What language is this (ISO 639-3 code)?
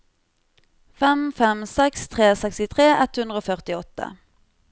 nor